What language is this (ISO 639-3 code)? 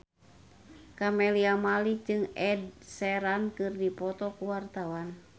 sun